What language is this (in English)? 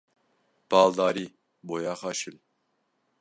Kurdish